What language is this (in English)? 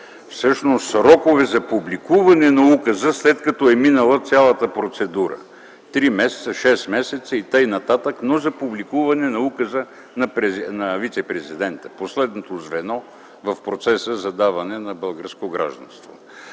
Bulgarian